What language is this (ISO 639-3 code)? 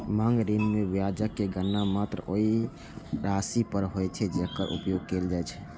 mai